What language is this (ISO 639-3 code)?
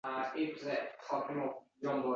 uzb